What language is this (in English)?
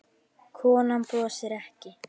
Icelandic